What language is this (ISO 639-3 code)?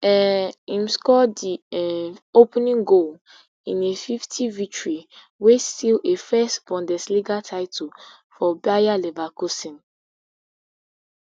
pcm